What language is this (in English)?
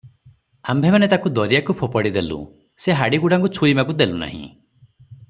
Odia